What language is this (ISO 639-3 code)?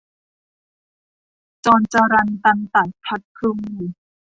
tha